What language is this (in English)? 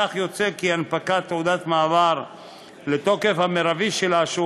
Hebrew